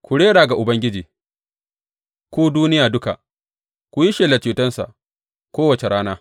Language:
Hausa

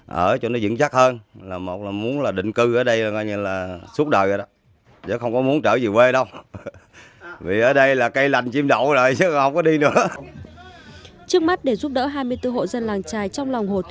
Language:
Vietnamese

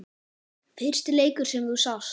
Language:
Icelandic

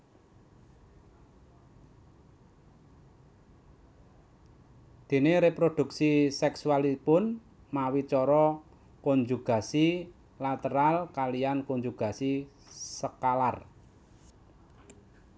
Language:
Javanese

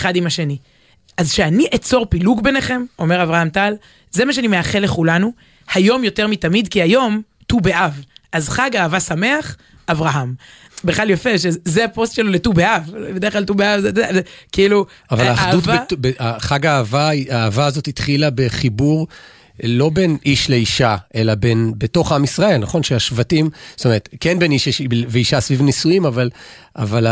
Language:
Hebrew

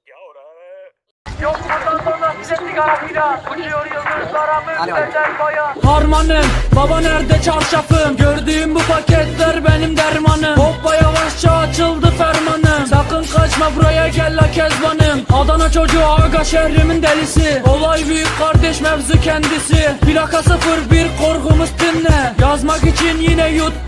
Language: Turkish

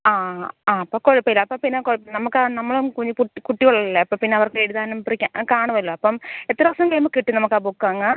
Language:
Malayalam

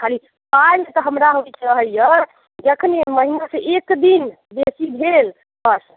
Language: Maithili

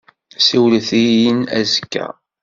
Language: Kabyle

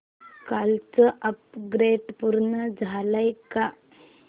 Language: Marathi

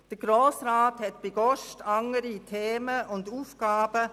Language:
Swiss German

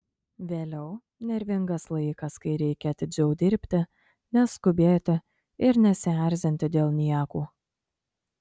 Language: Lithuanian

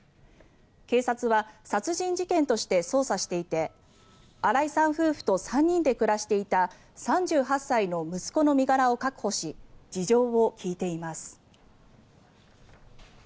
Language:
Japanese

